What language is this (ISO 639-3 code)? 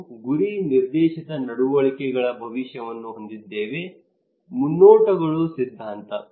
kan